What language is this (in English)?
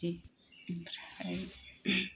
Bodo